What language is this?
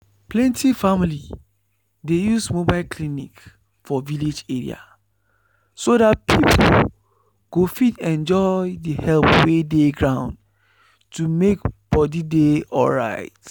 Nigerian Pidgin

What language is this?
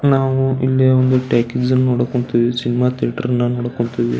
Kannada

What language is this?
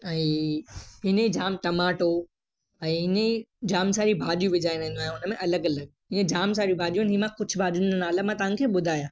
Sindhi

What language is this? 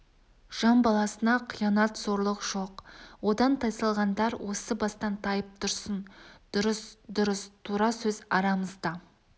Kazakh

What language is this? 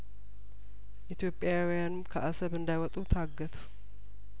Amharic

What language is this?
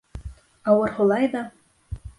Bashkir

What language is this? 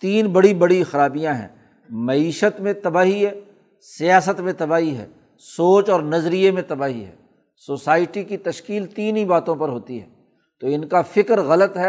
Urdu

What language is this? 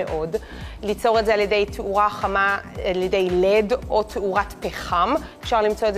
Hebrew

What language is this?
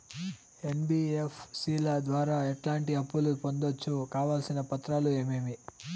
Telugu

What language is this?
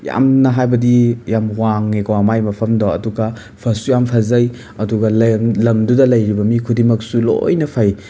Manipuri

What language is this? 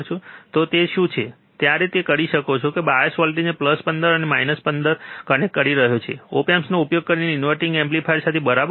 Gujarati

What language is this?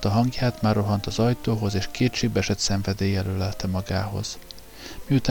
Hungarian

